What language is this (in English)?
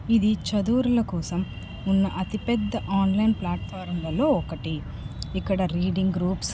Telugu